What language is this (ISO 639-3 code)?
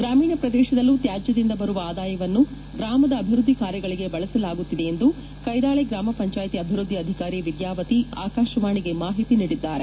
kan